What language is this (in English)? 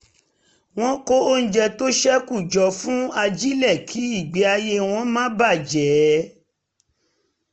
Yoruba